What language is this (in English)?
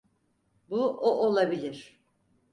Turkish